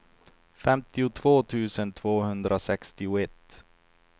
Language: Swedish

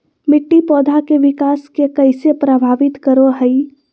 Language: Magahi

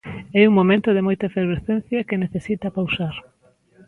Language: Galician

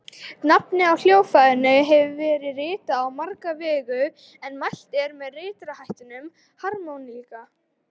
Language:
Icelandic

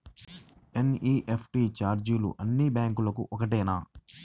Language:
Telugu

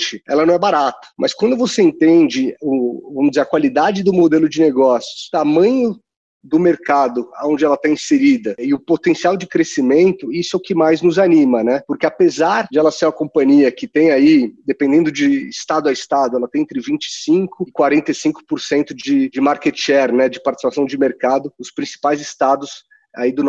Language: Portuguese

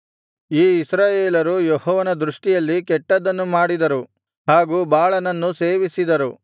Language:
Kannada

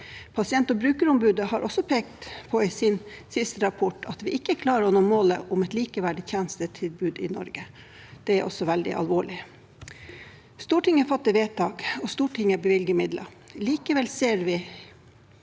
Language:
Norwegian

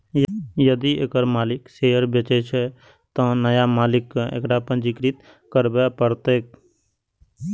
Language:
Maithili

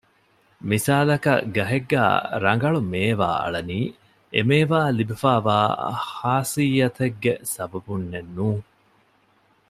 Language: Divehi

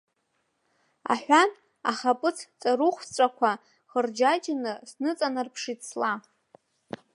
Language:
Abkhazian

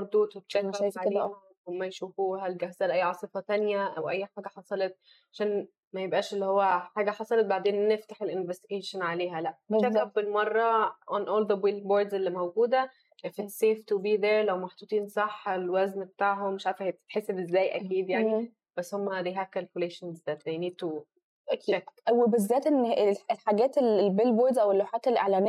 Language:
Arabic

